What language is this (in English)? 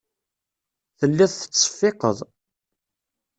Kabyle